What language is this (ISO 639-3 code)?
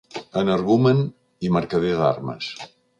cat